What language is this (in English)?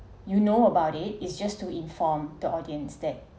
English